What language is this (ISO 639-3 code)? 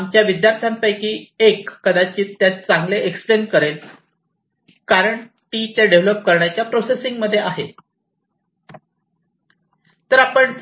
mar